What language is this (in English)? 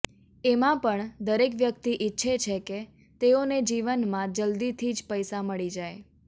Gujarati